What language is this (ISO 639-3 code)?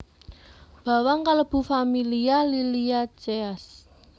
jav